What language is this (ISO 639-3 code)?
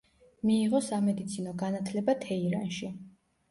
kat